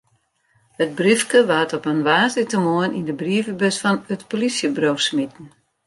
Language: Western Frisian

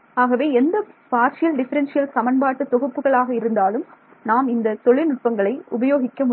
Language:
Tamil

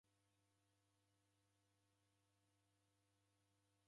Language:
Taita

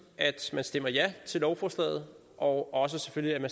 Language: Danish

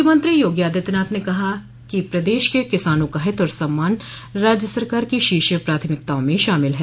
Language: Hindi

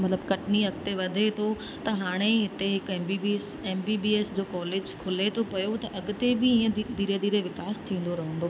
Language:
Sindhi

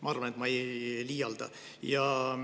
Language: Estonian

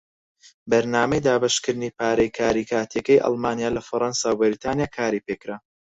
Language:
Central Kurdish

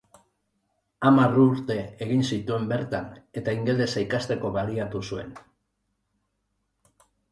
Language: Basque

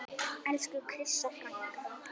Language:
Icelandic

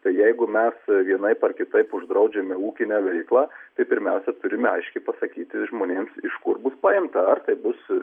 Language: Lithuanian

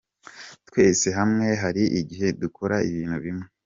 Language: Kinyarwanda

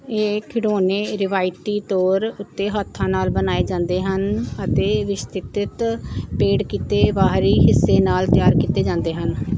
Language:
Punjabi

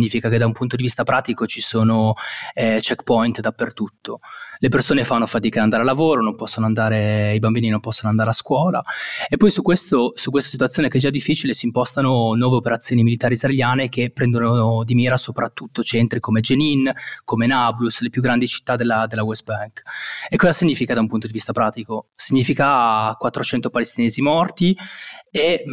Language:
Italian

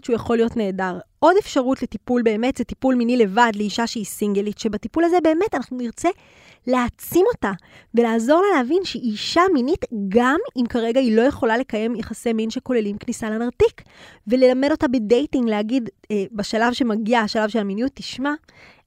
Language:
Hebrew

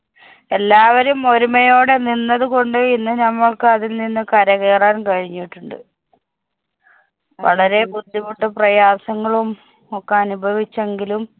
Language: Malayalam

